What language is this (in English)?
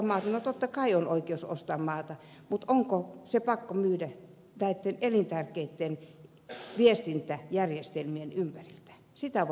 Finnish